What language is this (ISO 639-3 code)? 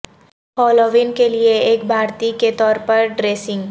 urd